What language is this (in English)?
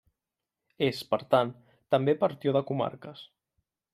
Catalan